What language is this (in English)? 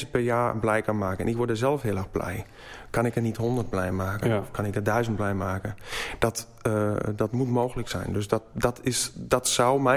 Dutch